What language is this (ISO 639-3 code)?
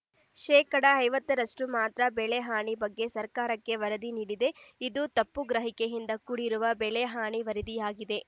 kan